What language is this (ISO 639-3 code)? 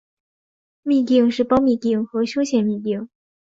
zho